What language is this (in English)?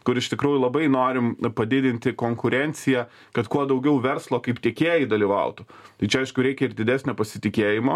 Lithuanian